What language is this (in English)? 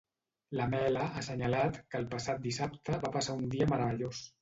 Catalan